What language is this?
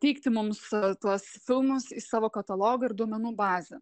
Lithuanian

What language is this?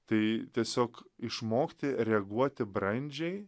Lithuanian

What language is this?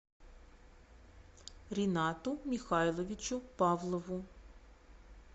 Russian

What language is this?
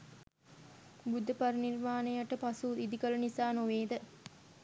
Sinhala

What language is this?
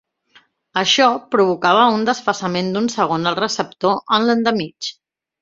Catalan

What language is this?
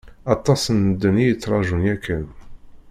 Kabyle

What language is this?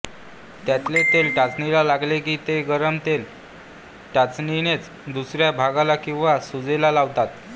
Marathi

